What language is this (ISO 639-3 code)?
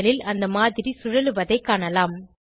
tam